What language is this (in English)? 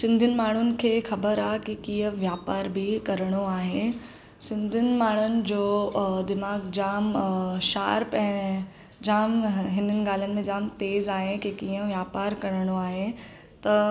Sindhi